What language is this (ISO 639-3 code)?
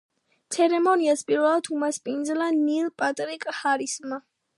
kat